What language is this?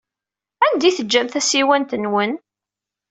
Kabyle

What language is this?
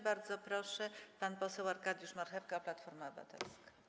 Polish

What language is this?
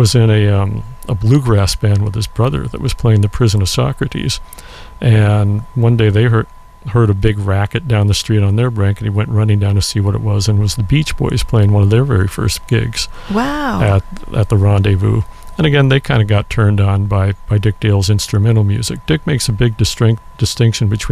English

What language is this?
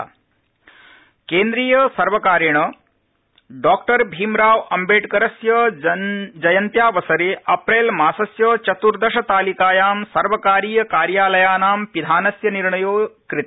Sanskrit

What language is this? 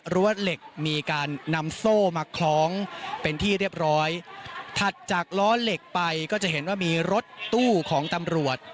Thai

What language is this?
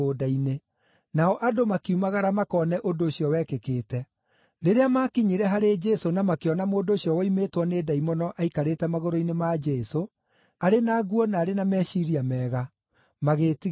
Kikuyu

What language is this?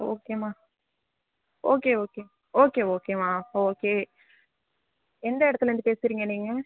Tamil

